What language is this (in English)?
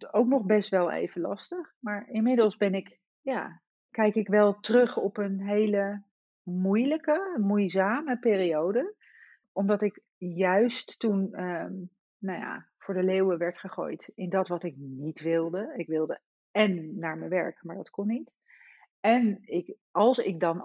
Dutch